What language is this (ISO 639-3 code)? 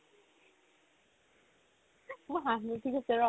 asm